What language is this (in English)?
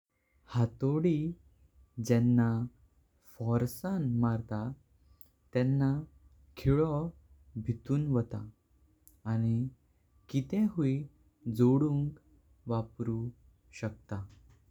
Konkani